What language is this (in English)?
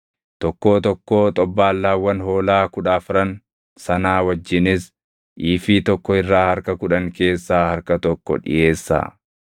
Oromo